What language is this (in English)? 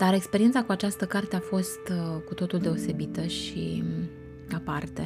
Romanian